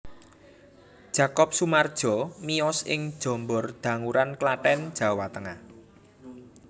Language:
Javanese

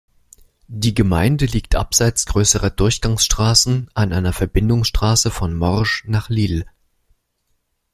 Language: German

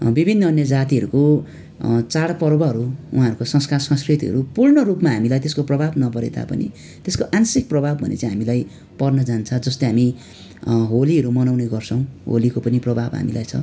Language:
Nepali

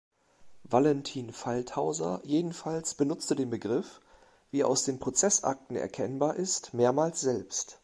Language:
German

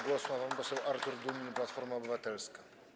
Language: Polish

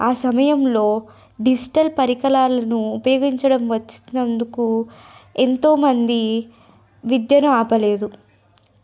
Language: Telugu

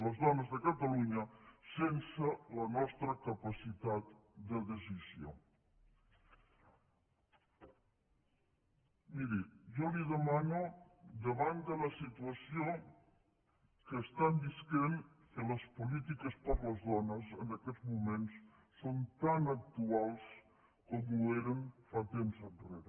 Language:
Catalan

